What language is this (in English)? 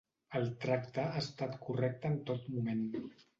Catalan